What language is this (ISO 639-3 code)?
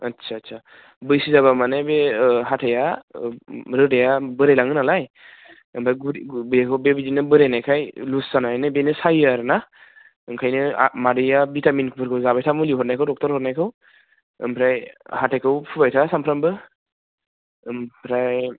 brx